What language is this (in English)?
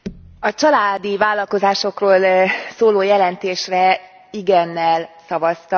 Hungarian